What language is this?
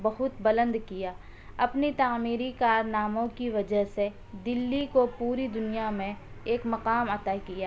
Urdu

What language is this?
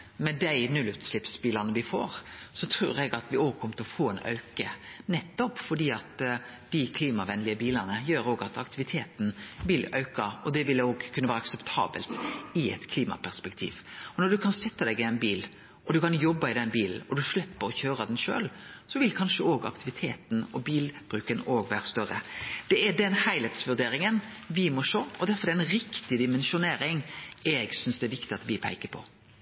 Norwegian Nynorsk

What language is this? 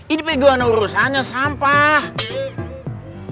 Indonesian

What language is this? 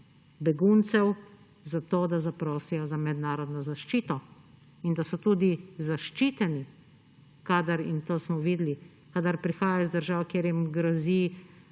Slovenian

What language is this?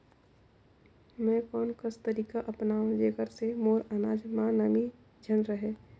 Chhattisgarhi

